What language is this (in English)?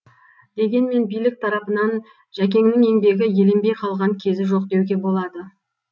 Kazakh